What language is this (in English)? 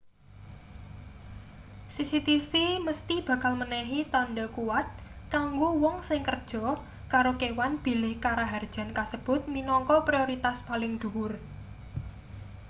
Javanese